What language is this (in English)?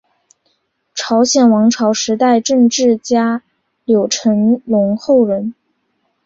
Chinese